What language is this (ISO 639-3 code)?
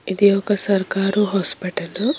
tel